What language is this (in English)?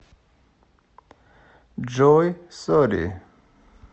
Russian